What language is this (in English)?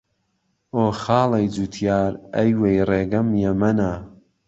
Central Kurdish